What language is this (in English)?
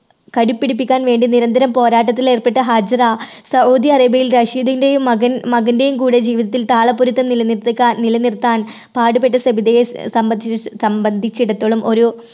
Malayalam